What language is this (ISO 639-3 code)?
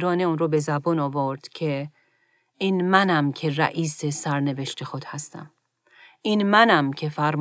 fas